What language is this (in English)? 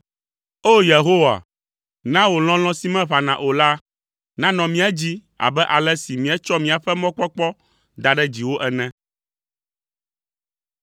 Ewe